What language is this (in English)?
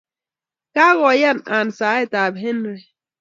Kalenjin